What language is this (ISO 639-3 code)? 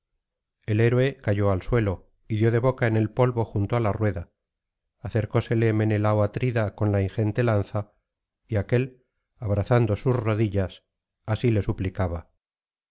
spa